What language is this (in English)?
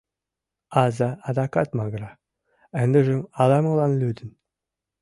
Mari